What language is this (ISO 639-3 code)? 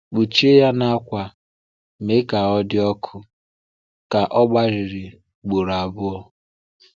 ibo